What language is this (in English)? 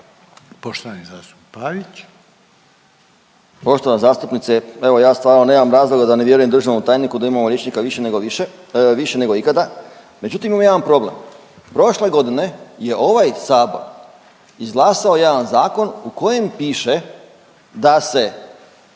Croatian